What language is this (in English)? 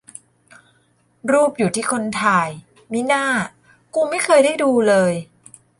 Thai